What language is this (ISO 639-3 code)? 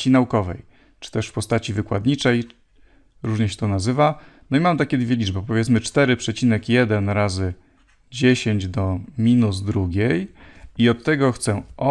pol